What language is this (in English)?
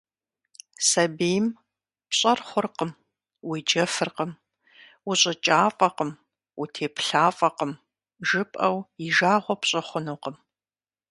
Kabardian